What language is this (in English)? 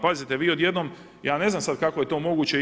Croatian